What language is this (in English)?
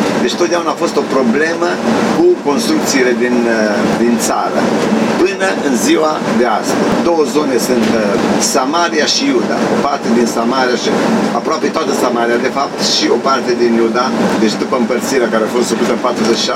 Romanian